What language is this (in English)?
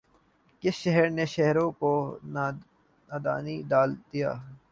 Urdu